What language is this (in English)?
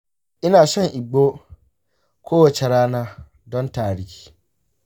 Hausa